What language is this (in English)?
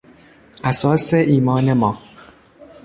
Persian